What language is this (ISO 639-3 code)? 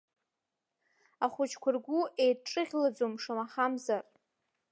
abk